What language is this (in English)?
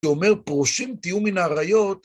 Hebrew